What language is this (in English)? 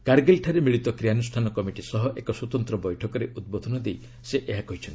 Odia